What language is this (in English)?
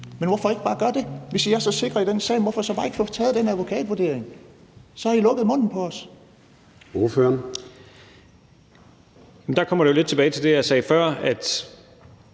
Danish